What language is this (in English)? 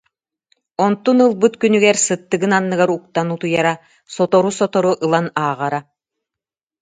Yakut